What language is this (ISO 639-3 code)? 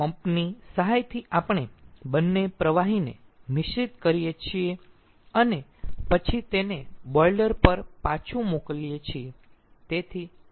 guj